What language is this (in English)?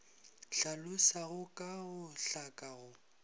Northern Sotho